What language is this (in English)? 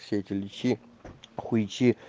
Russian